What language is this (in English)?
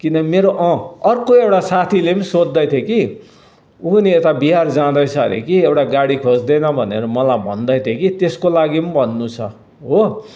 Nepali